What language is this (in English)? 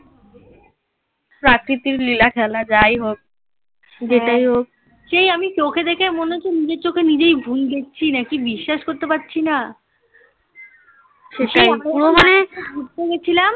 Bangla